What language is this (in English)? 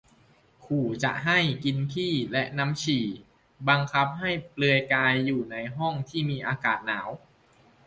Thai